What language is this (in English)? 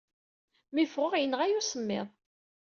Kabyle